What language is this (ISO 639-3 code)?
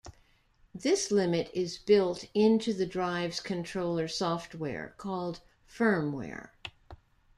eng